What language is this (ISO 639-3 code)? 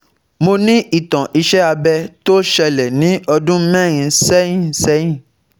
yor